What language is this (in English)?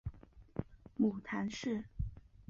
Chinese